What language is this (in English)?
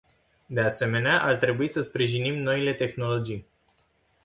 Romanian